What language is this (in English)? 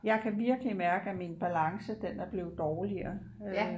Danish